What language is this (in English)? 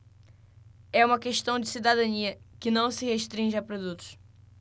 Portuguese